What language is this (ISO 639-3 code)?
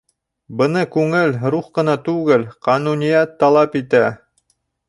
bak